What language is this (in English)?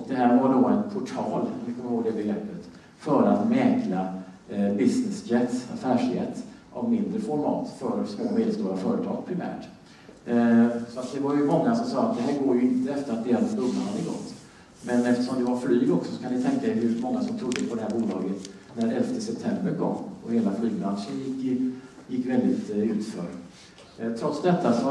Swedish